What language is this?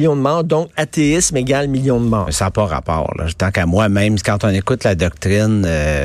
French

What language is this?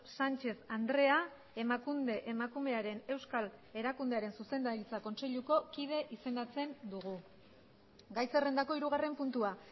Basque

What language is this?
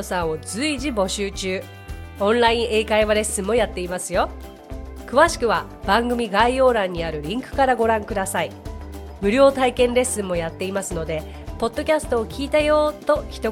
Japanese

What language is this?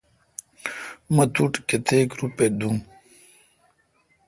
Kalkoti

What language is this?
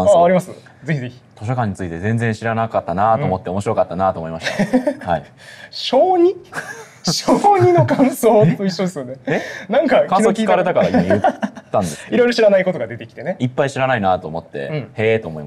Japanese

